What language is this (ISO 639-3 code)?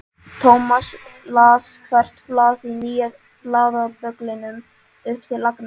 isl